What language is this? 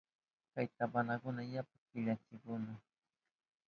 Southern Pastaza Quechua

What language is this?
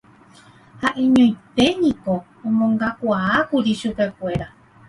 Guarani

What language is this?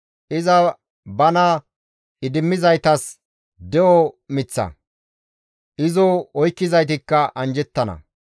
Gamo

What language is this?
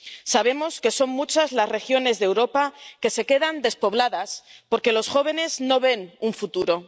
Spanish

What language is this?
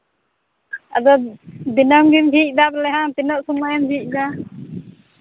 Santali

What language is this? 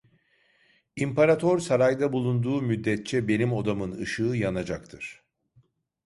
Turkish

